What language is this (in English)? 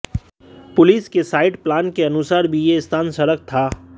Hindi